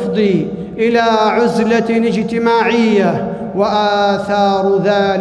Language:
Arabic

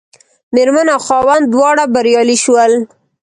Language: Pashto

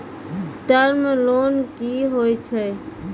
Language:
Maithili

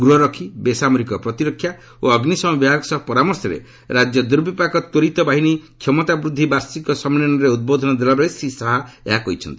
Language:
Odia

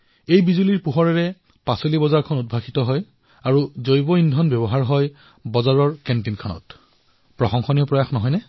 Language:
Assamese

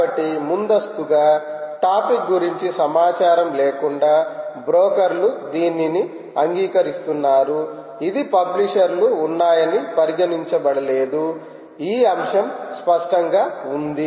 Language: Telugu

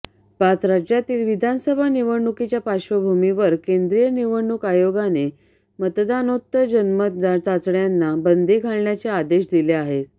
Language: Marathi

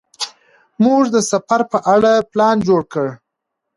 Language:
Pashto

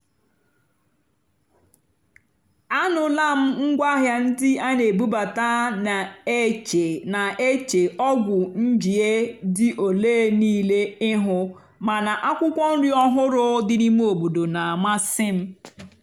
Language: Igbo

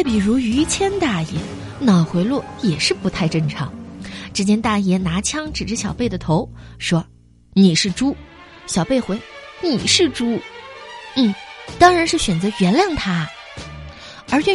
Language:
Chinese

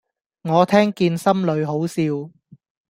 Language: Cantonese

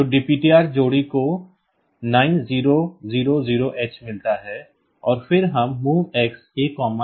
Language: Hindi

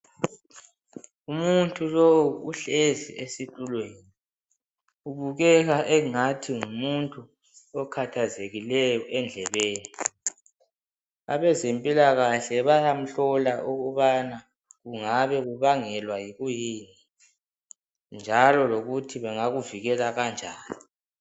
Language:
North Ndebele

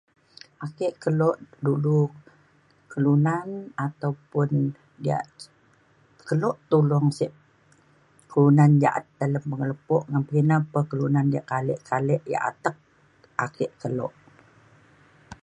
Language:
Mainstream Kenyah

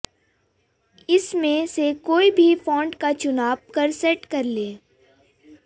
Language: Sanskrit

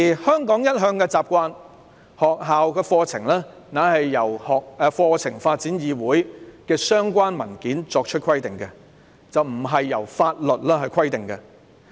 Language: Cantonese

